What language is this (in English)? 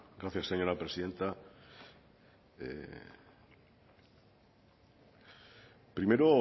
Spanish